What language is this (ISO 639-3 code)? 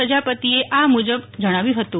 guj